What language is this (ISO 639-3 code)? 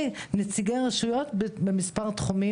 heb